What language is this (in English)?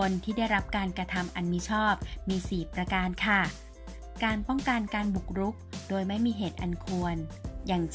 Thai